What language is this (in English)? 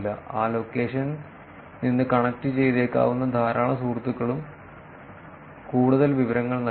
Malayalam